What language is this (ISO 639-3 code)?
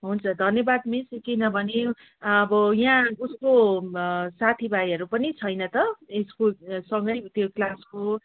nep